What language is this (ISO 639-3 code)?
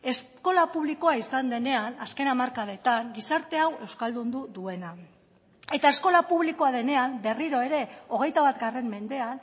eus